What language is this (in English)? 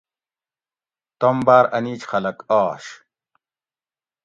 Gawri